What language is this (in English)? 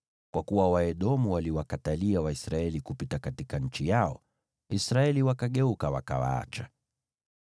Swahili